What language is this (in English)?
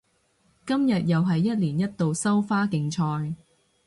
Cantonese